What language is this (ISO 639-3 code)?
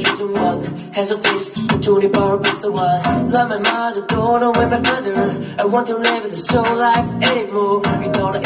zho